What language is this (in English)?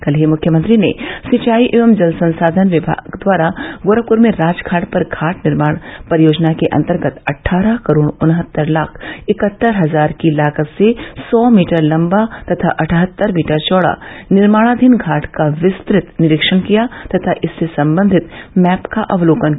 Hindi